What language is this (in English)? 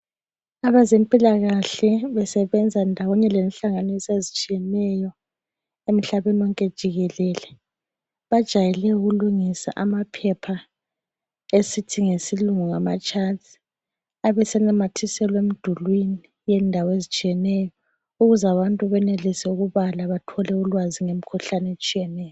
North Ndebele